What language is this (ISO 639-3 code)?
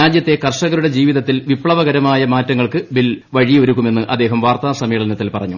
mal